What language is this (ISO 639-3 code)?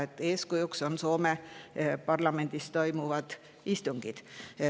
est